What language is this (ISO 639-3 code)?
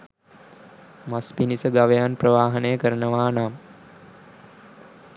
sin